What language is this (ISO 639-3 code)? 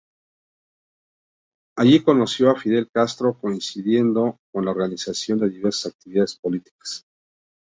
spa